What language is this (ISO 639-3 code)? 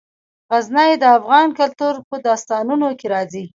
pus